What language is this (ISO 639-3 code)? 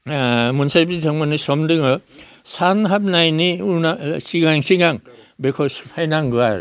brx